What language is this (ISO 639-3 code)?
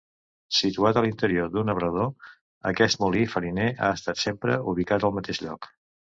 cat